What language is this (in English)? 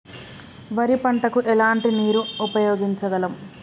Telugu